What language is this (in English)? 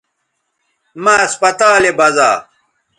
Bateri